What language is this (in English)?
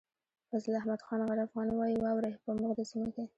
Pashto